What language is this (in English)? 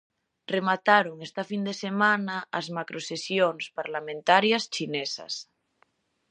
Galician